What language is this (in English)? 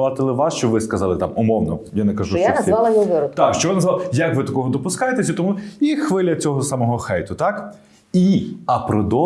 Ukrainian